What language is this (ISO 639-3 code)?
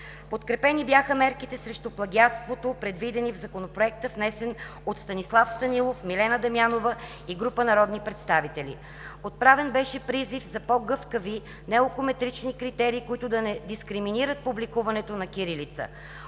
bul